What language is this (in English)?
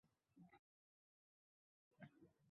Uzbek